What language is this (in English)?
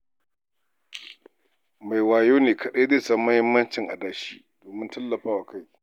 Hausa